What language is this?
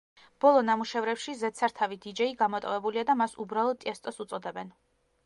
Georgian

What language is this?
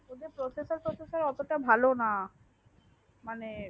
Bangla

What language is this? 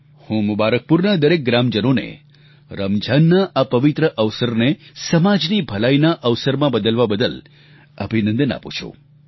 Gujarati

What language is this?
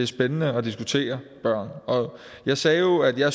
Danish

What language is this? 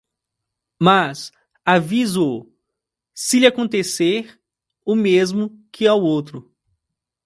Portuguese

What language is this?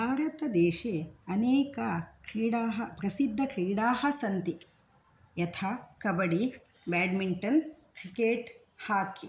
Sanskrit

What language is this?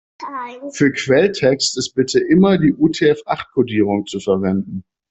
German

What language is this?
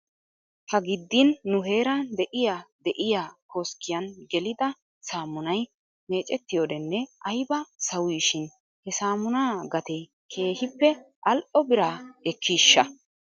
Wolaytta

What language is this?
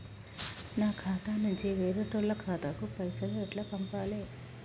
Telugu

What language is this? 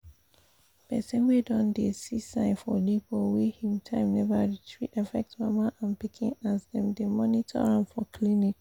Nigerian Pidgin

